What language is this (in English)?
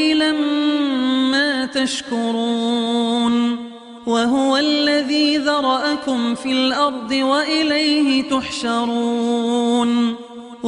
Arabic